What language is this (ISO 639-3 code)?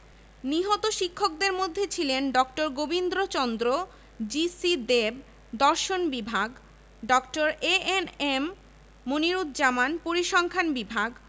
ben